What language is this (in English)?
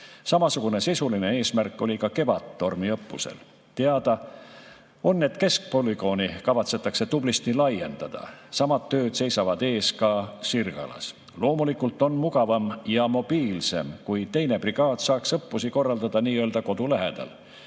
Estonian